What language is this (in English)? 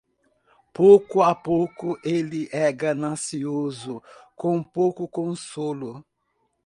Portuguese